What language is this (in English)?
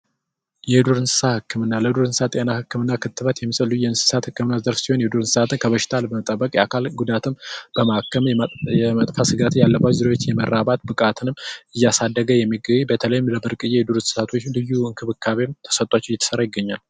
Amharic